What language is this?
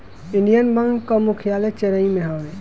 Bhojpuri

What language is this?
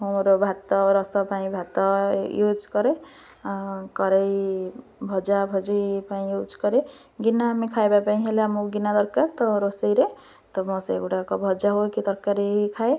Odia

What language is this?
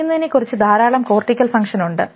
Malayalam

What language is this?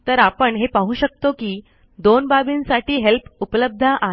Marathi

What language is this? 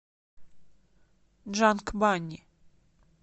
Russian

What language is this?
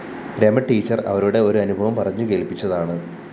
Malayalam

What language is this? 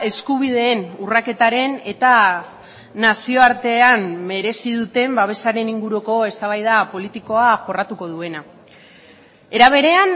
Basque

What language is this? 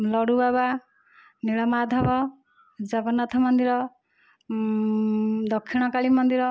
Odia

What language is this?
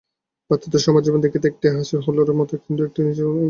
Bangla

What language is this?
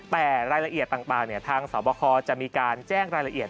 Thai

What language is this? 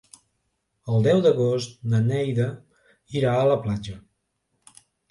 Catalan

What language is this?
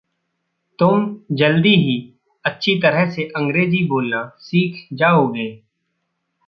Hindi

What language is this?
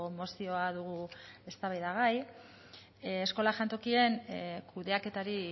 Basque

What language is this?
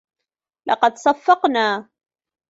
Arabic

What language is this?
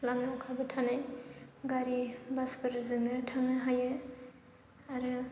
Bodo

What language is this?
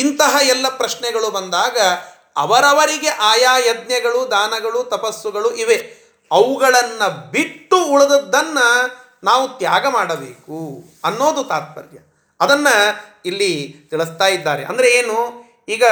Kannada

